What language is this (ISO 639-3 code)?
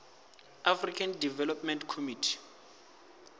ven